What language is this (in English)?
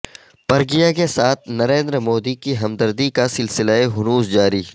Urdu